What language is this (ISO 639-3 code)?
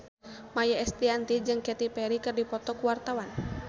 sun